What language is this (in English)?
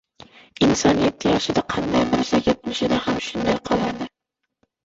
Uzbek